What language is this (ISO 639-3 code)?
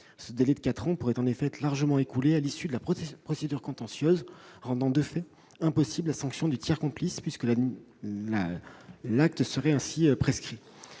fra